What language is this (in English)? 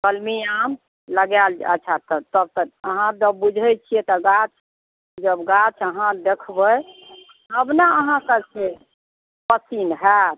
Maithili